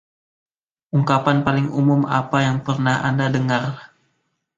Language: Indonesian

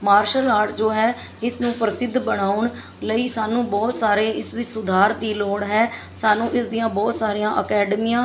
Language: Punjabi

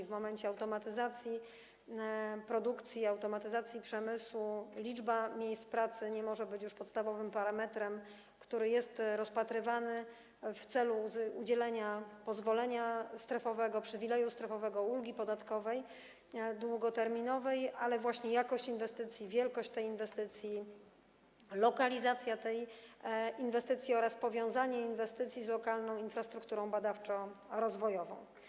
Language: Polish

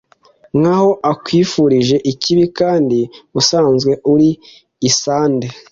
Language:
Kinyarwanda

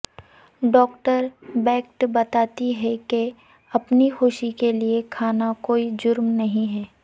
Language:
Urdu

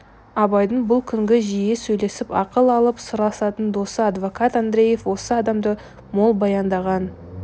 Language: Kazakh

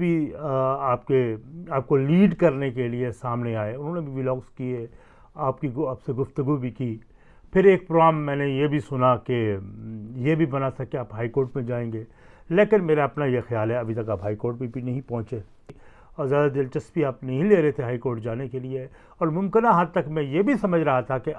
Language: Urdu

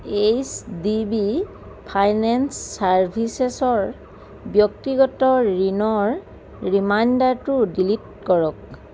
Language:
Assamese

